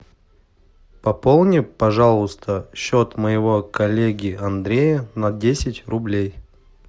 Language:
Russian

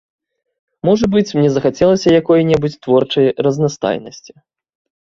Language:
Belarusian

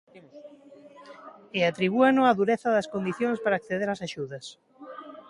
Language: Galician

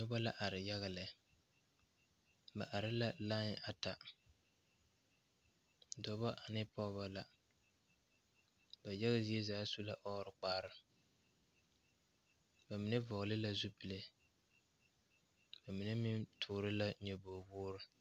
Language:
Southern Dagaare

